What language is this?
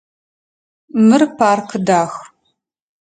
Adyghe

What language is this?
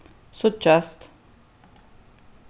Faroese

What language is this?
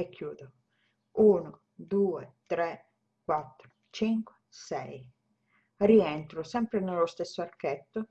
Italian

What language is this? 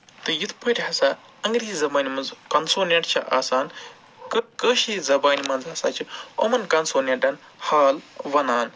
Kashmiri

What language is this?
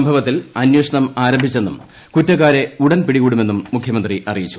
Malayalam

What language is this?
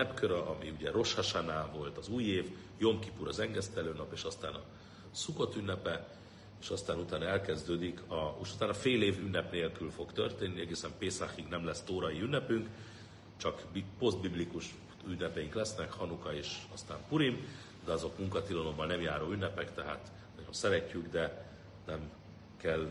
Hungarian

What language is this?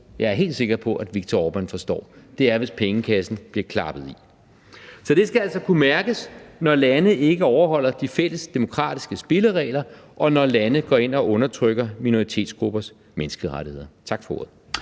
Danish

